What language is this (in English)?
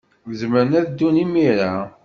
Kabyle